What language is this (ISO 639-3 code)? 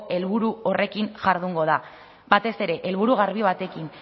eus